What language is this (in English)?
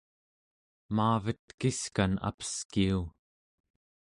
Central Yupik